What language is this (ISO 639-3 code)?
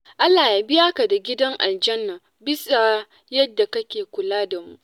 hau